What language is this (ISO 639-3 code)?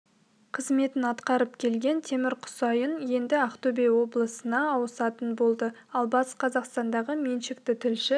kaz